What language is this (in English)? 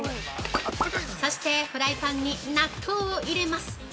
Japanese